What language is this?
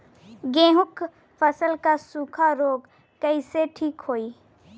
Bhojpuri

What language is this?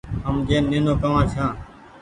Goaria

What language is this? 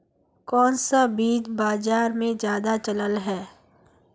Magahi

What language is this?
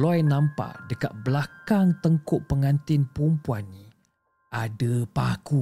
Malay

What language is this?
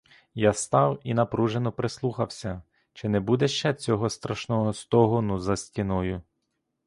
Ukrainian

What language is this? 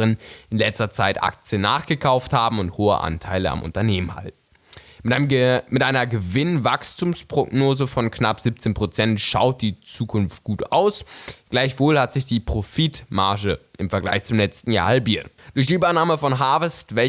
German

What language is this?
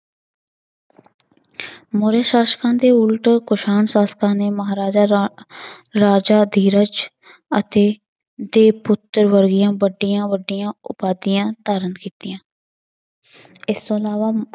Punjabi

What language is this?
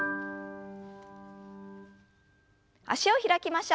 Japanese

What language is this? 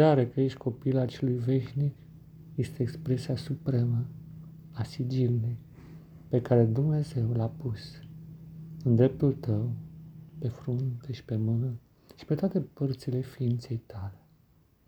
Romanian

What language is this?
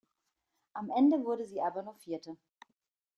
German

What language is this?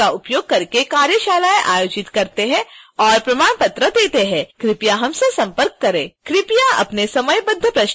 Hindi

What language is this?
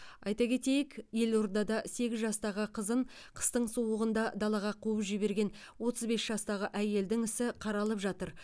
Kazakh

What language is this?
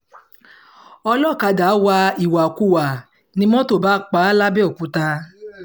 Yoruba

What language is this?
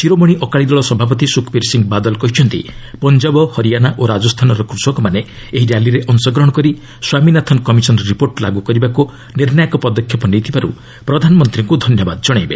Odia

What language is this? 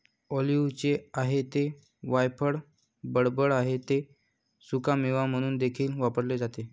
Marathi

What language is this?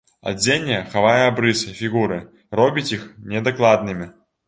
Belarusian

